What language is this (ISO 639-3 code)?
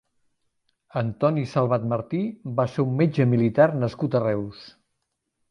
cat